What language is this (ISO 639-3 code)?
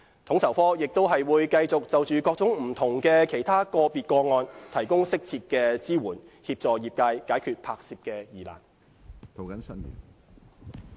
yue